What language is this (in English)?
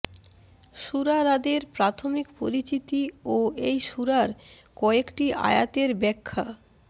Bangla